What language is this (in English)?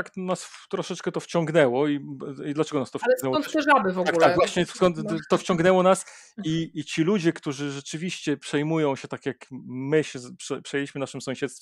Polish